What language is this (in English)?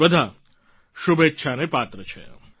Gujarati